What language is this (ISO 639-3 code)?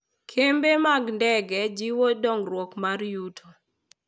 luo